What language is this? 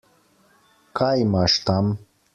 Slovenian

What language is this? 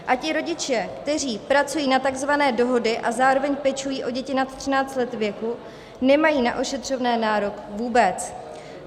Czech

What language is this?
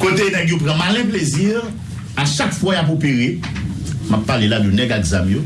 French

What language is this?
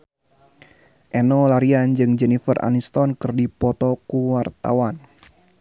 Sundanese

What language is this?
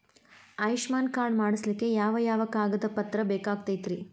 Kannada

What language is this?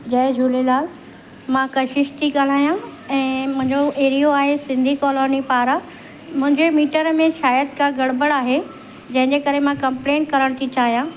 Sindhi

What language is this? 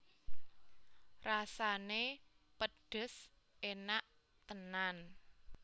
Javanese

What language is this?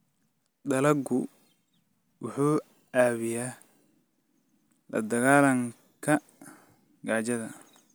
Somali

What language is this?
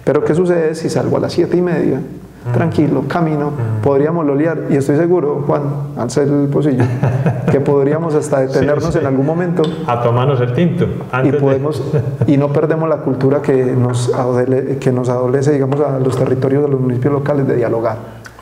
Spanish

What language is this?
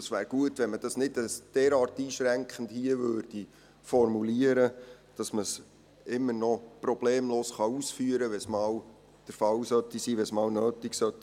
Swiss German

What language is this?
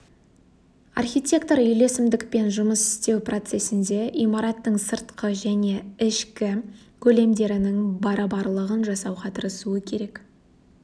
Kazakh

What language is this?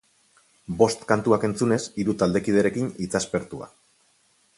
Basque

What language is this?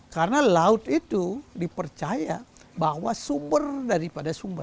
Indonesian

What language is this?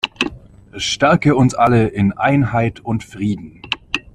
German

